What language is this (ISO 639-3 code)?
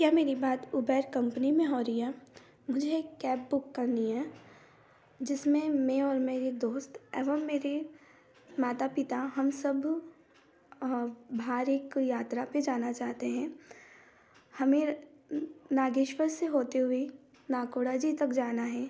hin